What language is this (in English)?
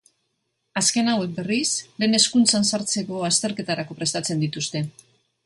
Basque